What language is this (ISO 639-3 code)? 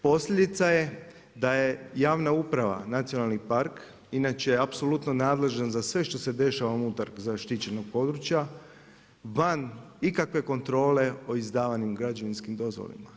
hrv